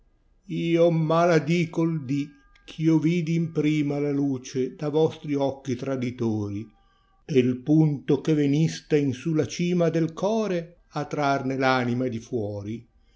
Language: Italian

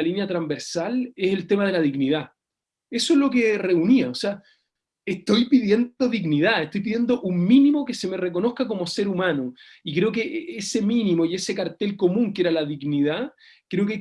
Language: Spanish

